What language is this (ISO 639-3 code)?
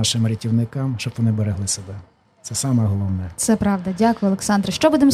ukr